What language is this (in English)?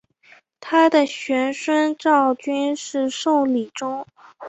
Chinese